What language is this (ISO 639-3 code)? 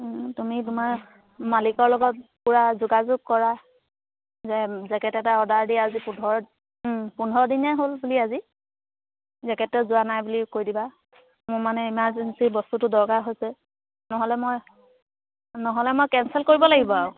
asm